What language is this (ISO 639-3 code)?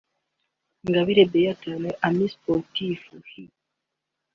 kin